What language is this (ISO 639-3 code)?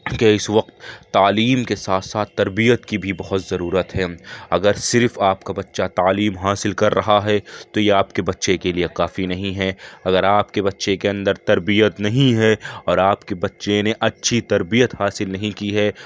urd